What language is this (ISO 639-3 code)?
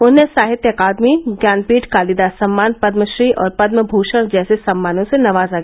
hin